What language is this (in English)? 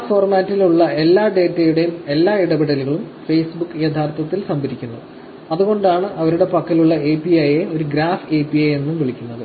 Malayalam